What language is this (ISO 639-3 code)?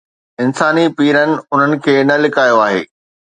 snd